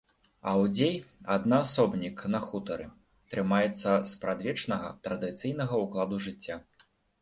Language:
Belarusian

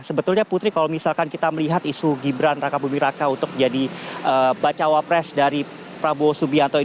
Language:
Indonesian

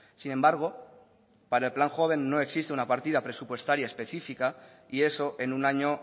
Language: Spanish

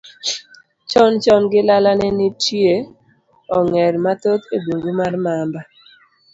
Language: Luo (Kenya and Tanzania)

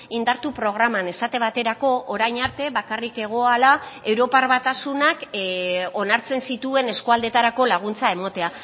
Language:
Basque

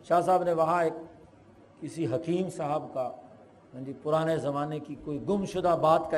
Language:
Urdu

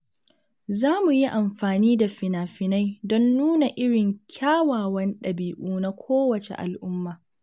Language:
Hausa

